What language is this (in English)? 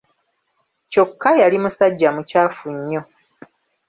Ganda